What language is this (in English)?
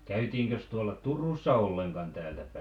Finnish